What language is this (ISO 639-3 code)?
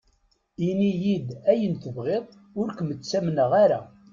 kab